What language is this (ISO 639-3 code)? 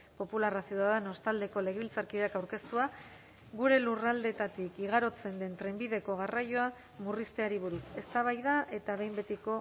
eus